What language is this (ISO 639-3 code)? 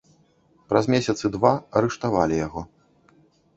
bel